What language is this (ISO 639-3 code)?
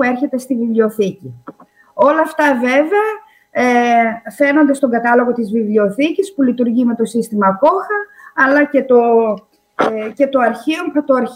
ell